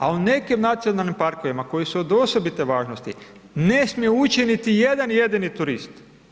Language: Croatian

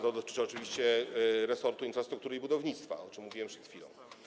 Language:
Polish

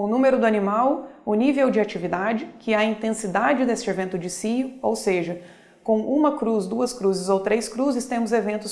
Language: Portuguese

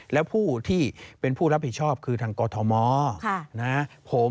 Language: Thai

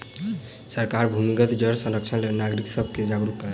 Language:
Maithili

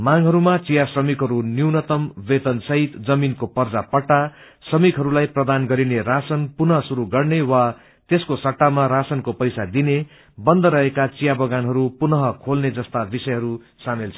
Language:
Nepali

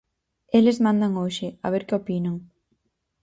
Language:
Galician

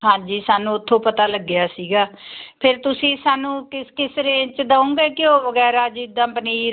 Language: Punjabi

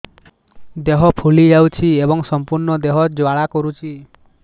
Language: Odia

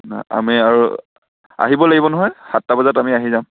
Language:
Assamese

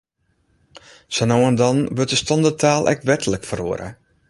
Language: Western Frisian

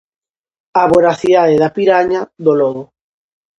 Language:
Galician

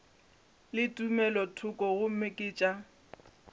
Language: Northern Sotho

